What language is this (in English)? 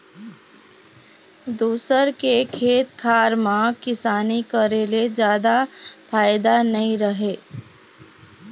Chhattisgarhi